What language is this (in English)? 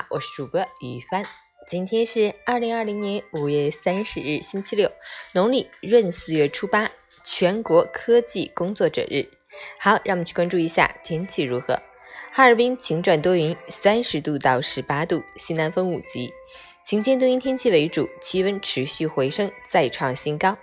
Chinese